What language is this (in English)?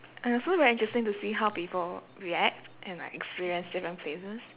English